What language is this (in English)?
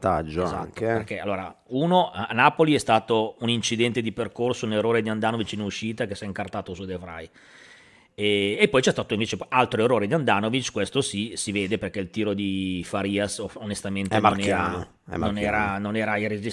Italian